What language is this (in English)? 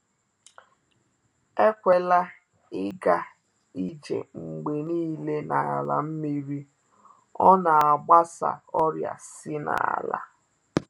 Igbo